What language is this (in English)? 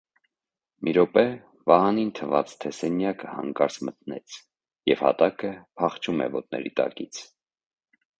Armenian